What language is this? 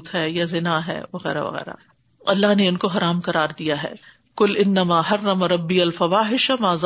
Urdu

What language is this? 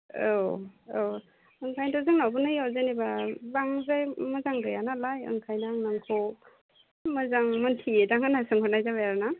Bodo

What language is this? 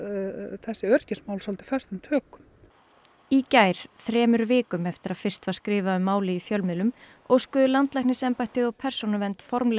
Icelandic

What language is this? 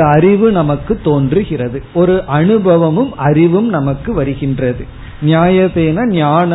Tamil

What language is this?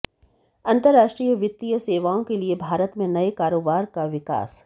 Hindi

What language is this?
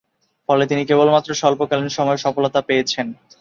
Bangla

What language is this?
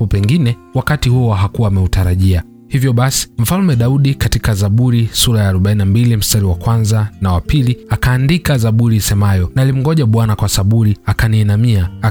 Swahili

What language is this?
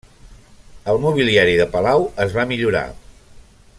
Catalan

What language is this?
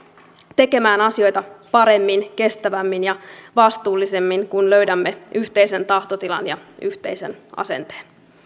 Finnish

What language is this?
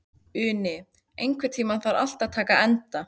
Icelandic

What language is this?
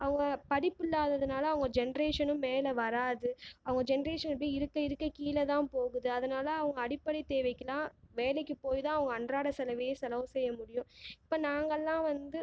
Tamil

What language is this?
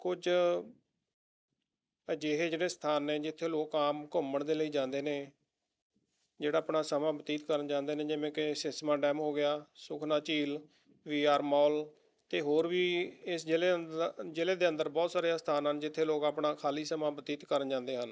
Punjabi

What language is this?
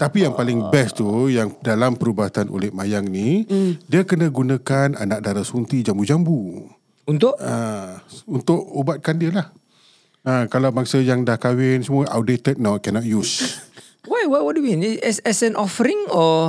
Malay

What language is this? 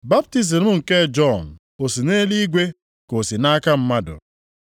Igbo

